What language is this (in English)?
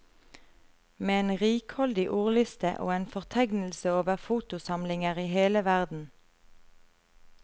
Norwegian